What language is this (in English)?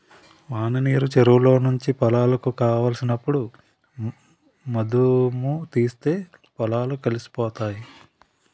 Telugu